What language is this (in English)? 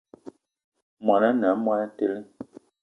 Eton (Cameroon)